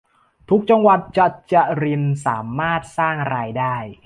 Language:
Thai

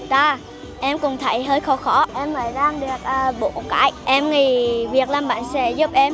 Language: Vietnamese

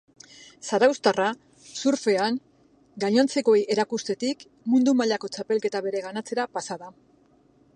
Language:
Basque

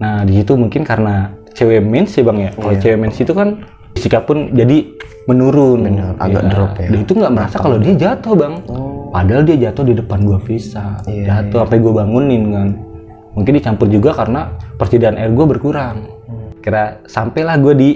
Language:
Indonesian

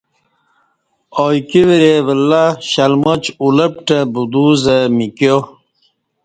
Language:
Kati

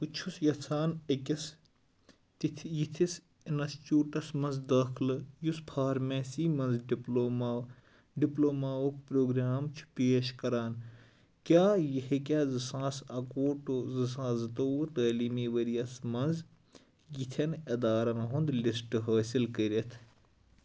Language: Kashmiri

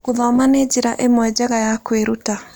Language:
Kikuyu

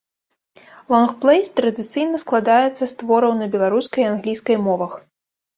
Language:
Belarusian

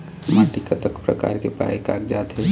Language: Chhattisgarhi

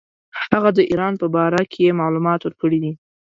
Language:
Pashto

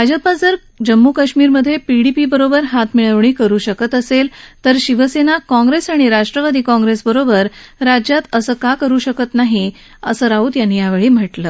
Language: Marathi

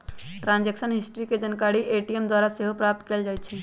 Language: Magahi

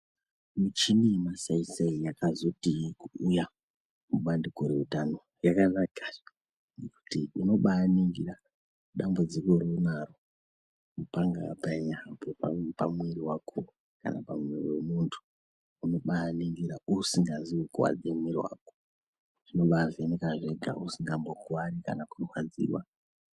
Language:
Ndau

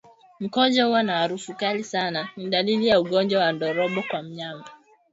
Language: Swahili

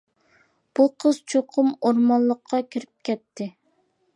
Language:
Uyghur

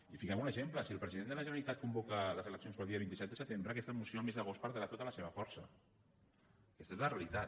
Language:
Catalan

